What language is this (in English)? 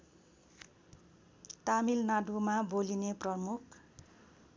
Nepali